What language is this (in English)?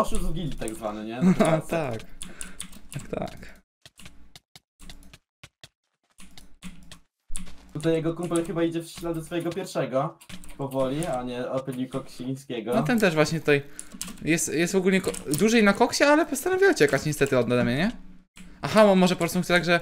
Polish